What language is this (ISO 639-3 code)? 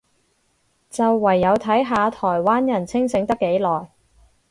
yue